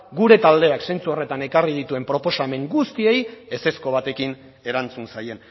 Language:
Basque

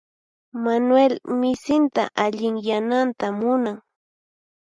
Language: Puno Quechua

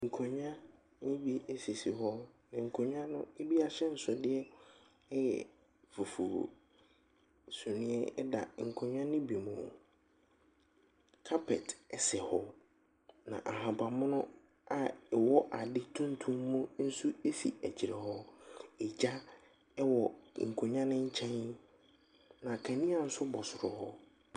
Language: Akan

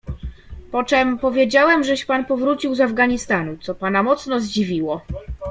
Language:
Polish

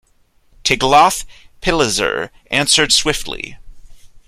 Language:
English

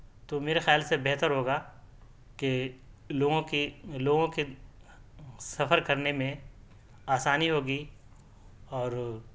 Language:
Urdu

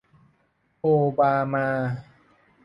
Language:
Thai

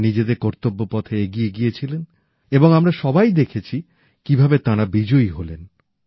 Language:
Bangla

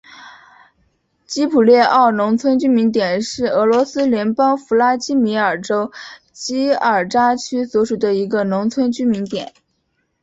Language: Chinese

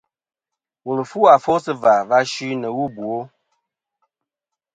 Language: Kom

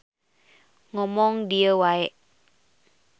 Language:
Sundanese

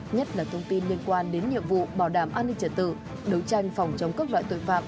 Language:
Vietnamese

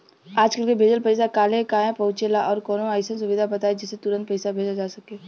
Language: Bhojpuri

